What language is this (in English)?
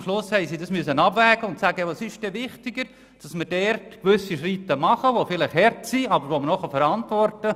Swiss German